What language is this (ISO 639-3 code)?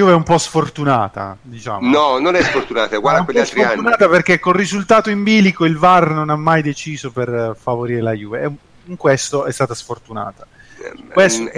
ita